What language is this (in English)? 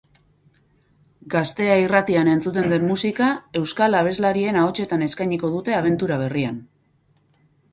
Basque